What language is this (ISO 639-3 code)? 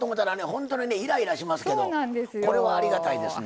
jpn